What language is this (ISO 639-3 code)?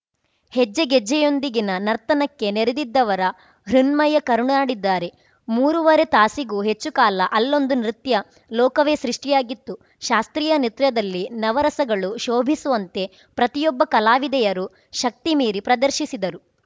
kan